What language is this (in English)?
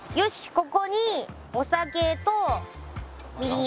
Japanese